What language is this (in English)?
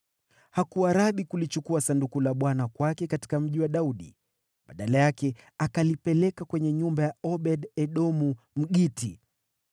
Swahili